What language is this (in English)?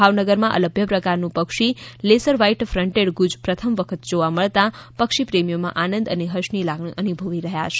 Gujarati